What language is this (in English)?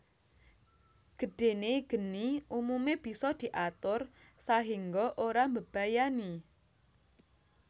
Javanese